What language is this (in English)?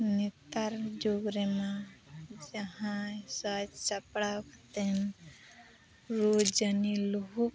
Santali